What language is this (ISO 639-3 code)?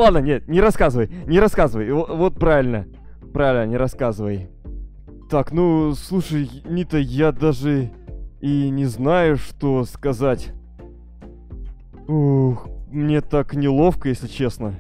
rus